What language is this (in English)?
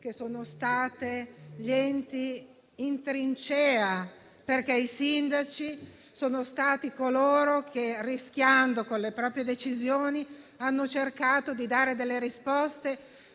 Italian